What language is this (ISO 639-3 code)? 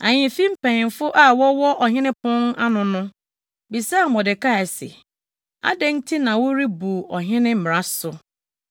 aka